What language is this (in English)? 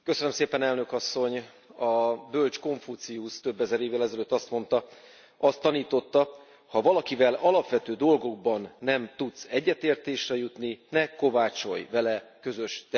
Hungarian